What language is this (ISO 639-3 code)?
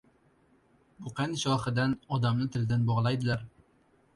uzb